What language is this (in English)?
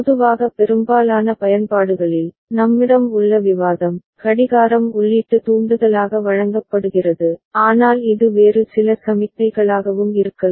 Tamil